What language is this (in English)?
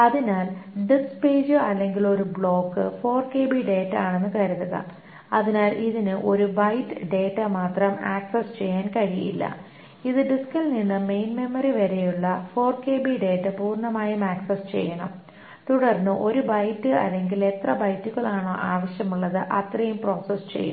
Malayalam